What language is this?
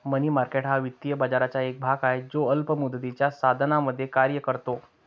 Marathi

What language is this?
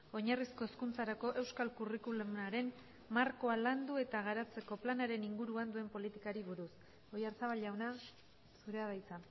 Basque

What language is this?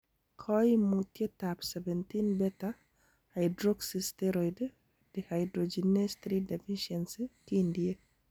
Kalenjin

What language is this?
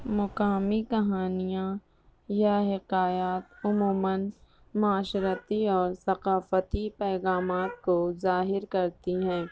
Urdu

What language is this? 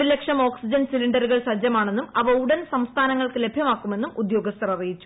Malayalam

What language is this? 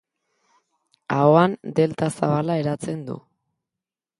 Basque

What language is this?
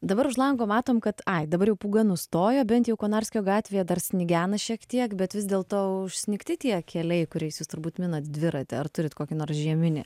Lithuanian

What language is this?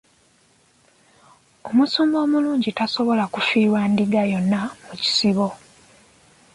Ganda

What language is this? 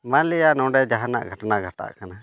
Santali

